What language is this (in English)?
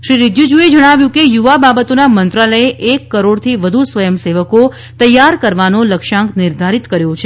Gujarati